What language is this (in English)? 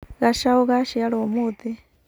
Kikuyu